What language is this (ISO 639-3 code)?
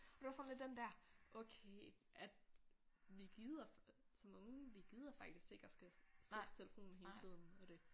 dan